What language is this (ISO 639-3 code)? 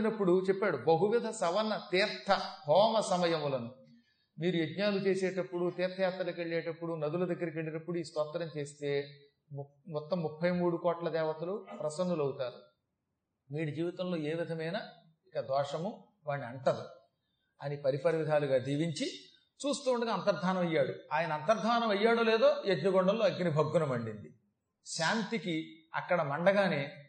tel